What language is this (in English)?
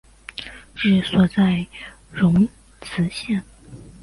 Chinese